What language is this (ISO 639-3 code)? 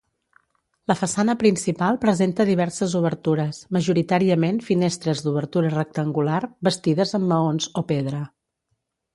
cat